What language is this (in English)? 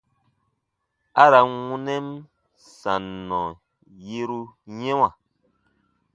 Baatonum